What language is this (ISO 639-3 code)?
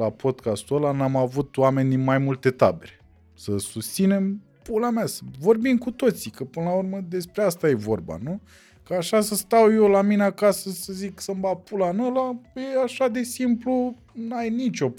ron